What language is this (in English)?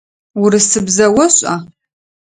Adyghe